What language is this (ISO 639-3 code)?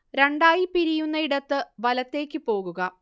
mal